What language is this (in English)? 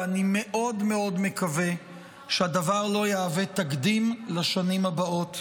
Hebrew